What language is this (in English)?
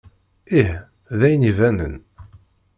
Kabyle